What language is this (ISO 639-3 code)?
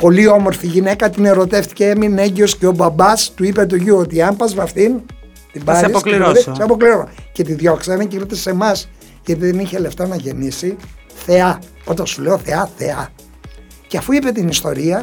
ell